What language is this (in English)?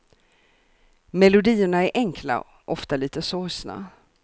Swedish